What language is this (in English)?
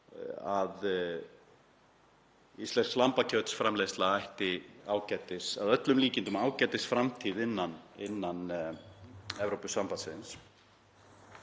Icelandic